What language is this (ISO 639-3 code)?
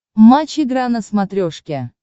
rus